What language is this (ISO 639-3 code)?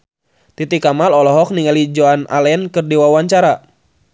sun